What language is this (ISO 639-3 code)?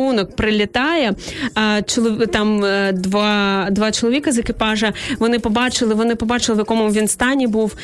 ukr